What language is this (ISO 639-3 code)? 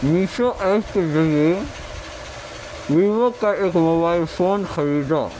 urd